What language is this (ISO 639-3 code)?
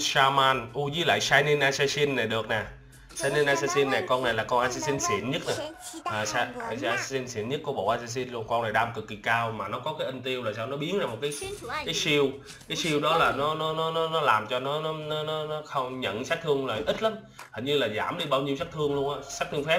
vie